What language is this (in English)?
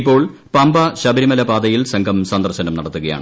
Malayalam